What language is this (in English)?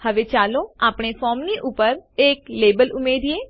Gujarati